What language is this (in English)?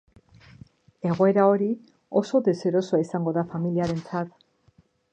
Basque